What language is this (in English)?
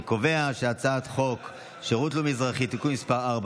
Hebrew